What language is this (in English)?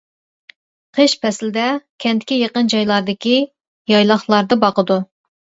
Uyghur